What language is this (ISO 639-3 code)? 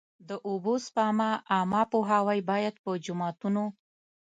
pus